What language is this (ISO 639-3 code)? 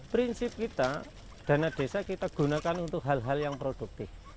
ind